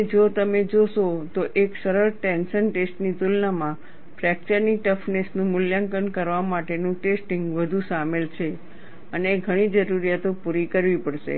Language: Gujarati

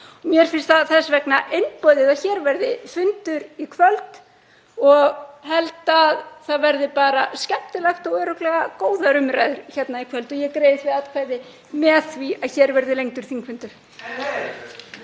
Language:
Icelandic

